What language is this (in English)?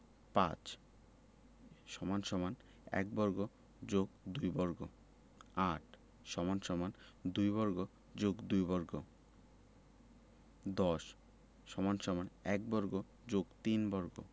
Bangla